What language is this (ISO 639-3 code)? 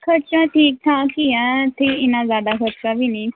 pan